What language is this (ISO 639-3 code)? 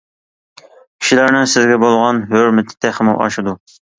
uig